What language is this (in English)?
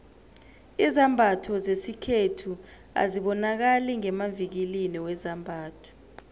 South Ndebele